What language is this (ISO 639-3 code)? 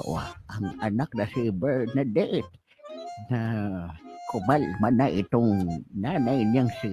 fil